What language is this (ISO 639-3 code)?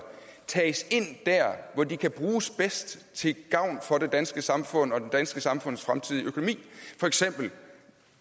dan